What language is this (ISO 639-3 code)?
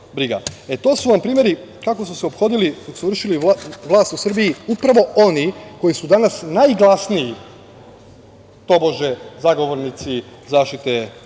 srp